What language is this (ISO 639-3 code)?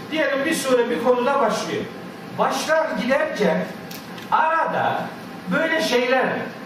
tur